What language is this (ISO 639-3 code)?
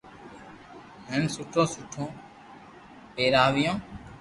lrk